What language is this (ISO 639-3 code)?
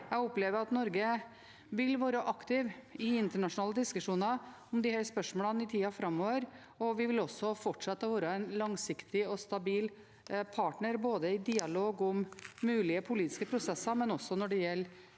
nor